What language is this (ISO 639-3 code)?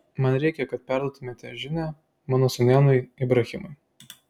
lit